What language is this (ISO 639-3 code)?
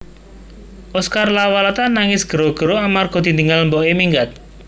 jav